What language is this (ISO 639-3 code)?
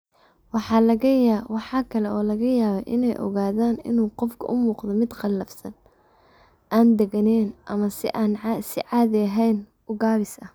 som